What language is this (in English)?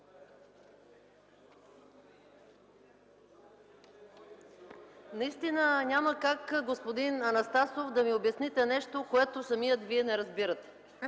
Bulgarian